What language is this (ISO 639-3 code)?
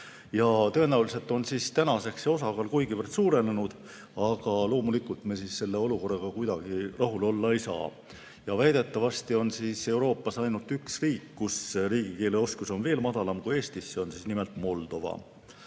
est